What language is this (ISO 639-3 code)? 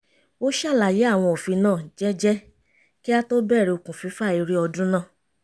yor